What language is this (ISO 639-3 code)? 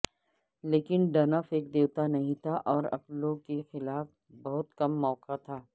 urd